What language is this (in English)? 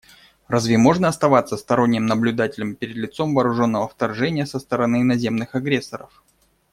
Russian